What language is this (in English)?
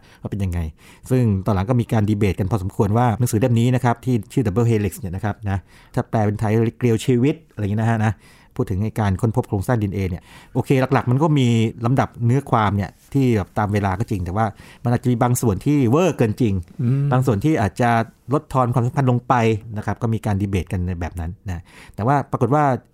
Thai